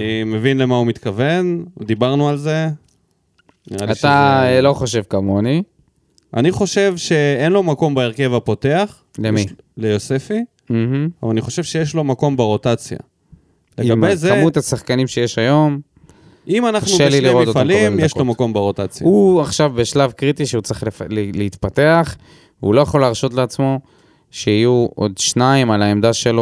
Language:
Hebrew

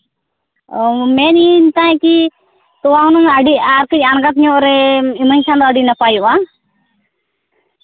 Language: Santali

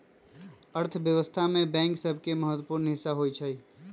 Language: Magahi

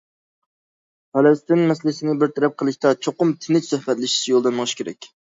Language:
Uyghur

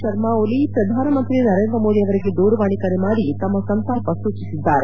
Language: Kannada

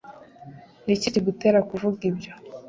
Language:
Kinyarwanda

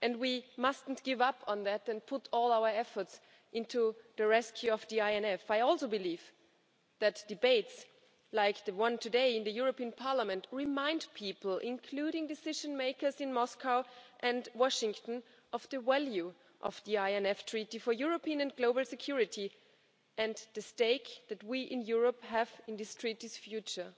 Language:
English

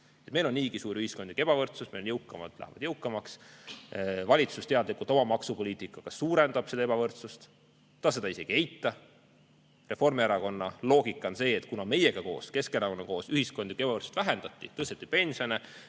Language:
Estonian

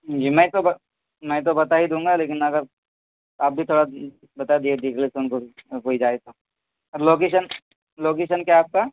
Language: Urdu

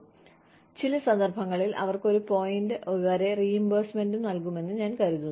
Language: Malayalam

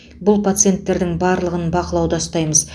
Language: Kazakh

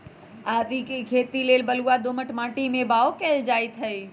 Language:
Magahi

